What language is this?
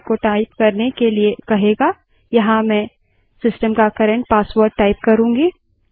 Hindi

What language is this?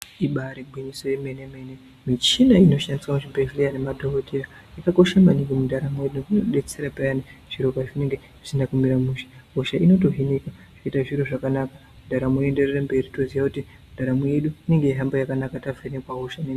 Ndau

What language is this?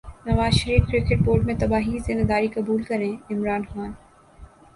Urdu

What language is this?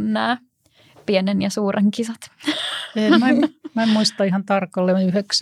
Finnish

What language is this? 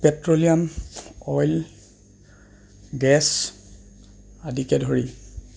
Assamese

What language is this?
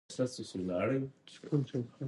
Pashto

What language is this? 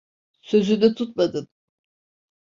Turkish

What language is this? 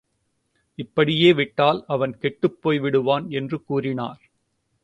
Tamil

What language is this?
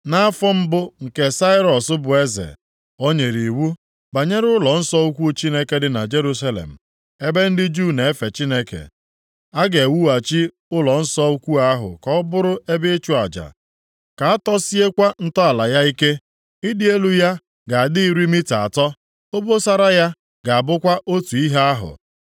Igbo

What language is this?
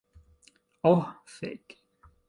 Esperanto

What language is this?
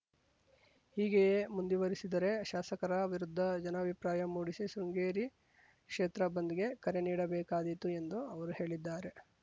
Kannada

